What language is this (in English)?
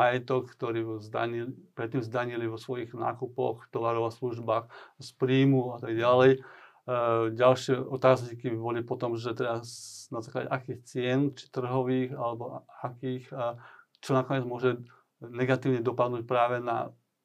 Slovak